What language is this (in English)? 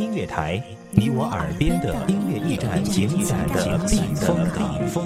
Chinese